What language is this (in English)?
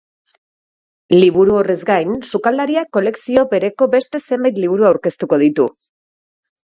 Basque